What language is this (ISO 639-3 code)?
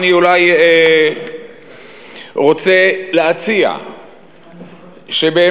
heb